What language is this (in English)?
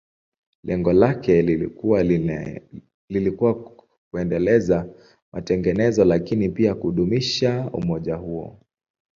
Swahili